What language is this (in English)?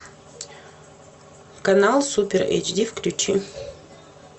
Russian